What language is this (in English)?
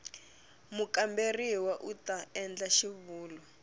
Tsonga